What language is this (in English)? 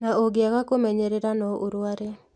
Kikuyu